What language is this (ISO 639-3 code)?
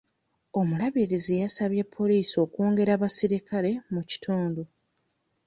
lug